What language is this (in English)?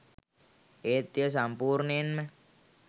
Sinhala